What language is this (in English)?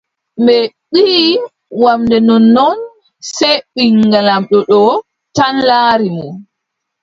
Adamawa Fulfulde